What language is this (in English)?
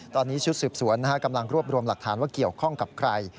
Thai